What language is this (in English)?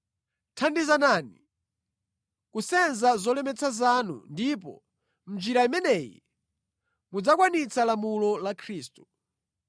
Nyanja